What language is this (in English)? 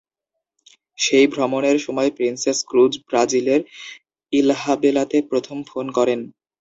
Bangla